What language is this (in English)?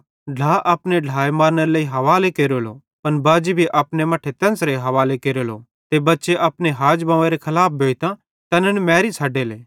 Bhadrawahi